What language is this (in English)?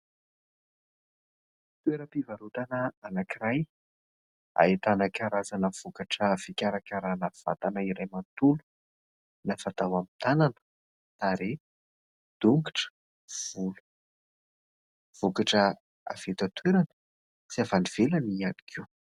Malagasy